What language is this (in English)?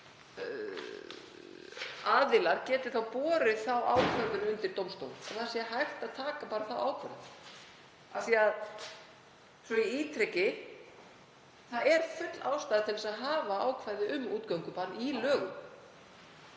Icelandic